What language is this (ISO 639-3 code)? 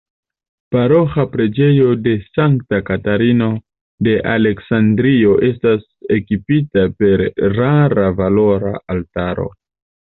epo